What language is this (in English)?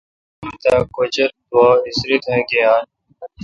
Kalkoti